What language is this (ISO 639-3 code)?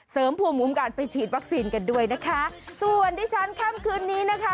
tha